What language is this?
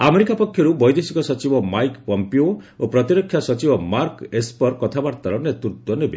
Odia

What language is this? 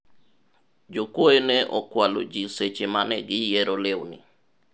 Luo (Kenya and Tanzania)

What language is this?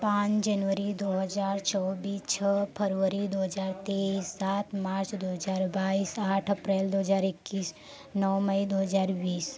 Hindi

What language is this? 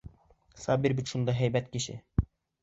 Bashkir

